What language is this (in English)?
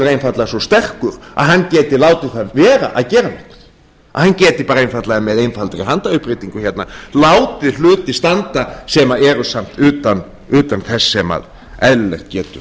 Icelandic